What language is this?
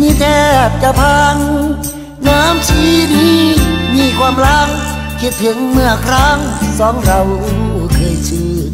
Thai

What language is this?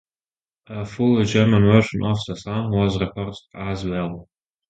English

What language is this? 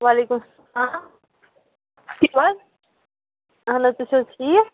Kashmiri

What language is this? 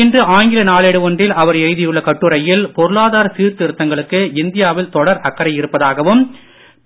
Tamil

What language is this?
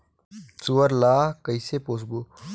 Chhattisgarhi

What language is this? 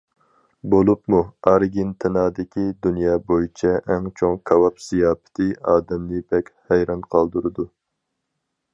Uyghur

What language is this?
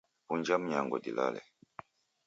Taita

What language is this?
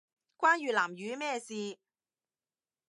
Cantonese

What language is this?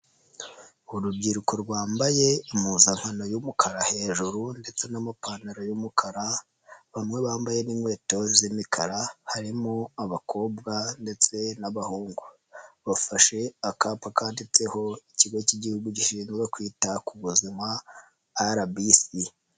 Kinyarwanda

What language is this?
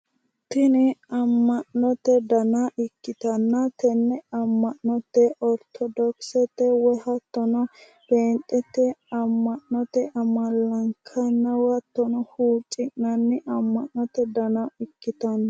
Sidamo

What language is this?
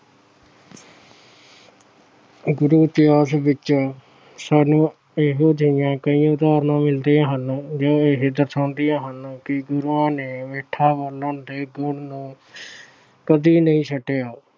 Punjabi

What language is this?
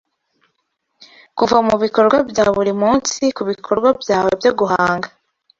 Kinyarwanda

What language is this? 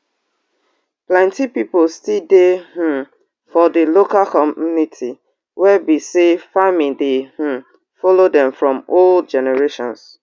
Nigerian Pidgin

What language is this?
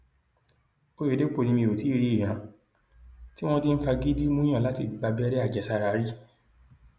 Yoruba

